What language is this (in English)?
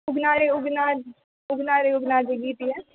Maithili